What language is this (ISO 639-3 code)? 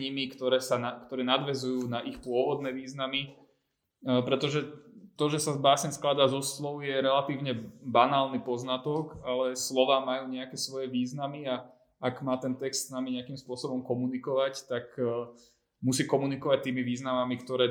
slk